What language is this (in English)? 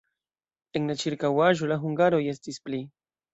Esperanto